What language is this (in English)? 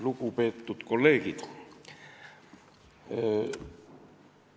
Estonian